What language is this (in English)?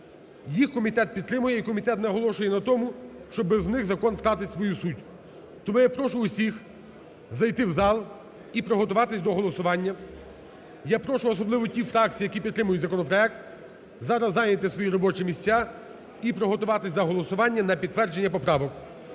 Ukrainian